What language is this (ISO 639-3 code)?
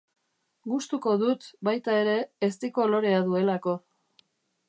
eus